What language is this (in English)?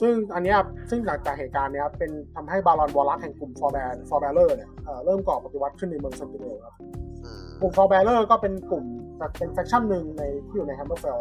Thai